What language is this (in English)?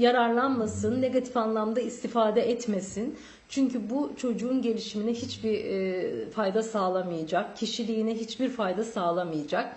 Turkish